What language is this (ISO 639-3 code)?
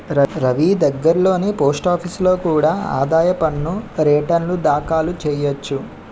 tel